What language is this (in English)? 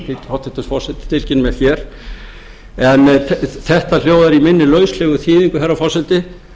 Icelandic